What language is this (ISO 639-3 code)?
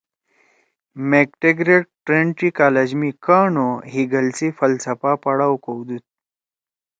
trw